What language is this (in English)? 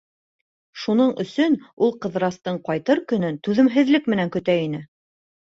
Bashkir